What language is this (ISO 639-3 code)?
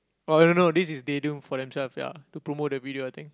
eng